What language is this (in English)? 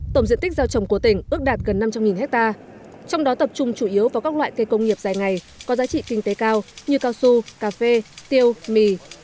Vietnamese